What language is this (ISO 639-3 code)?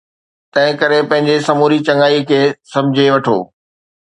snd